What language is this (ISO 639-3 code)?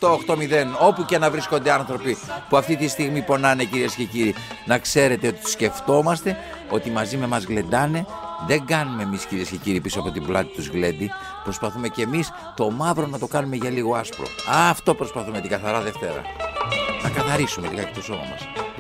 ell